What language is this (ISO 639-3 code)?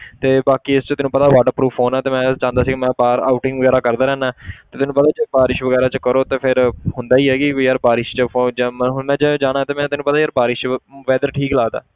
pan